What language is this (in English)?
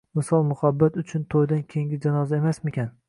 Uzbek